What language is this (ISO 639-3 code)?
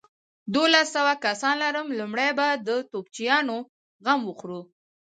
pus